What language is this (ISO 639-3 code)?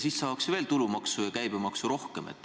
est